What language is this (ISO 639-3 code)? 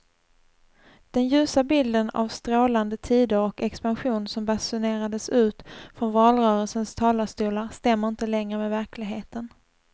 swe